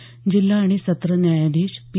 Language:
Marathi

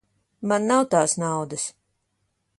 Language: Latvian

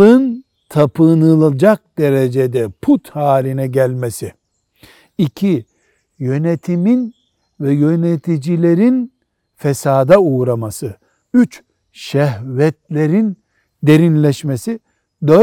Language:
Turkish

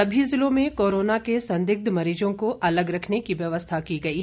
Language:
Hindi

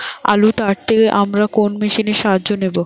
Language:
Bangla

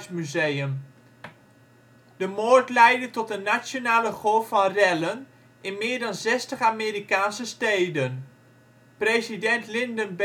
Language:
Dutch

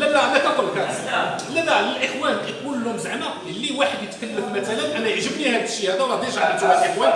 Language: Arabic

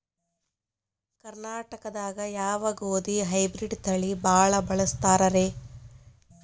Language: Kannada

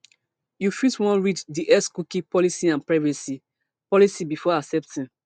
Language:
Nigerian Pidgin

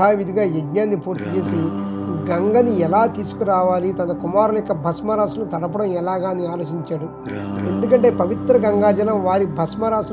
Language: Telugu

